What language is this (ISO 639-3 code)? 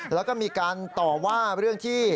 tha